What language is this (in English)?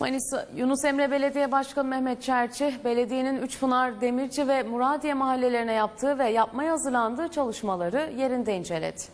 Turkish